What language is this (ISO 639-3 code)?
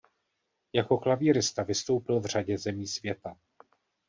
ces